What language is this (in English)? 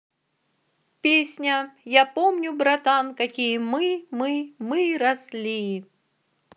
Russian